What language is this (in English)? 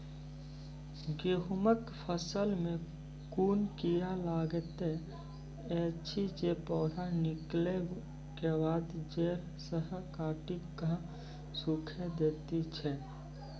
Maithili